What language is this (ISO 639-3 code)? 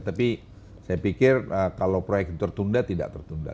ind